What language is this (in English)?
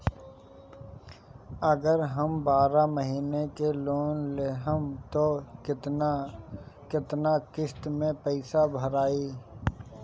Bhojpuri